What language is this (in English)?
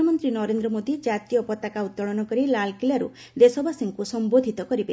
Odia